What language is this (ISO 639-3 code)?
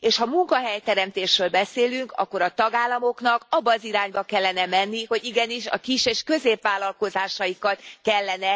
hun